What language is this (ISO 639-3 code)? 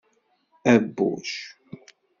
kab